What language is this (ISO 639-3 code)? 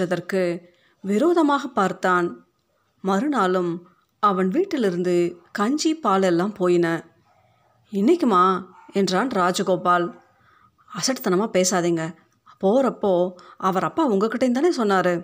tam